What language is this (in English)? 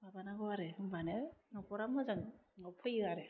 Bodo